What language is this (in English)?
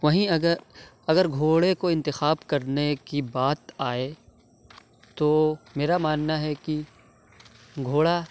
Urdu